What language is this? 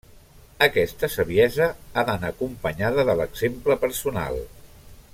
Catalan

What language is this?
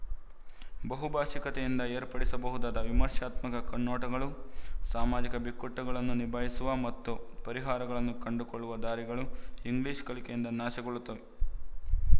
Kannada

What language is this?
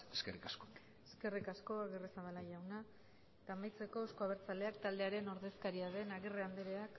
Basque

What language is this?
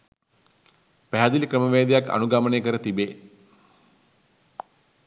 Sinhala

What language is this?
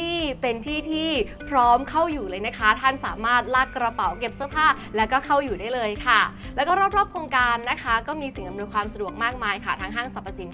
Thai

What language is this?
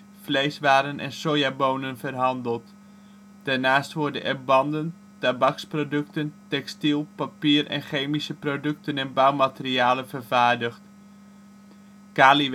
Dutch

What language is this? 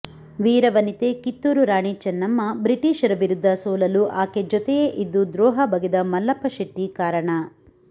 Kannada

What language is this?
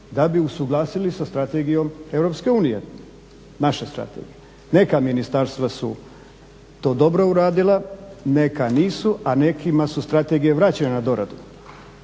Croatian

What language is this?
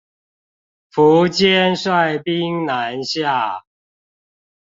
Chinese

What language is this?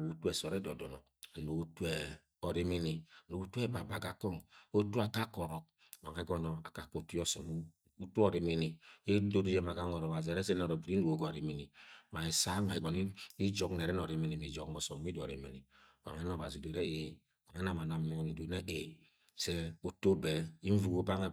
Agwagwune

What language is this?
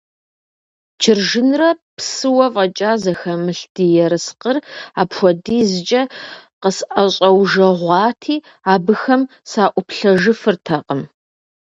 Kabardian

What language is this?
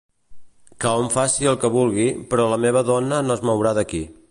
Catalan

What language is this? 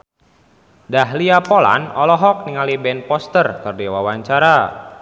Sundanese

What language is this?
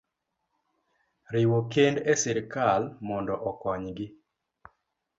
Luo (Kenya and Tanzania)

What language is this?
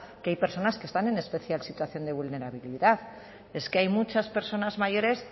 Spanish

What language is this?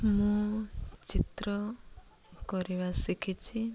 Odia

